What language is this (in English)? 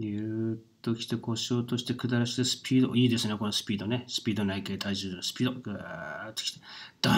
Japanese